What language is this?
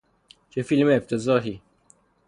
Persian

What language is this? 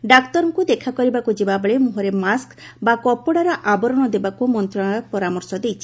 Odia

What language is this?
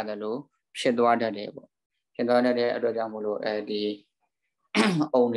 Indonesian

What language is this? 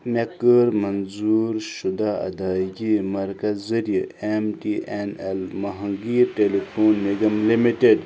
Kashmiri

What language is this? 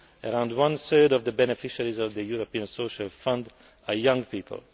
English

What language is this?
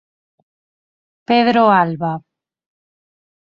Galician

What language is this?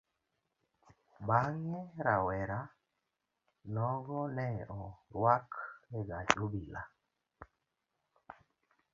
Luo (Kenya and Tanzania)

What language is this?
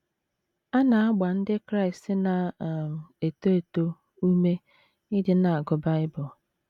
Igbo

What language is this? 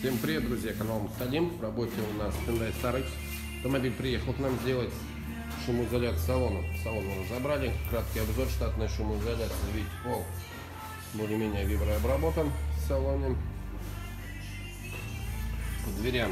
Russian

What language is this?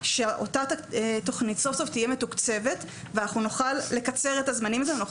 Hebrew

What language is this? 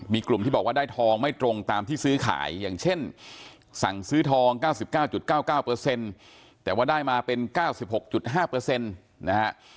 Thai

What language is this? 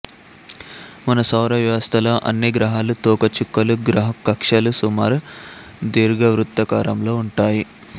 Telugu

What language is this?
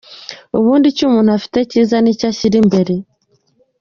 Kinyarwanda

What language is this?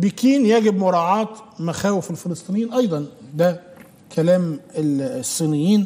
Arabic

